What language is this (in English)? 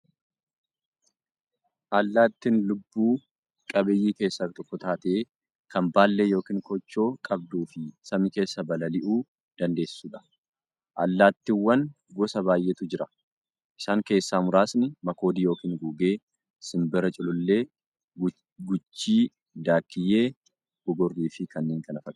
Oromo